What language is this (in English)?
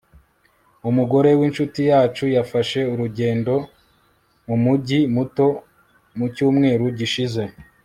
Kinyarwanda